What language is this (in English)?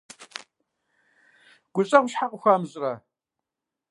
Kabardian